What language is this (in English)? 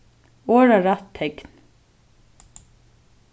Faroese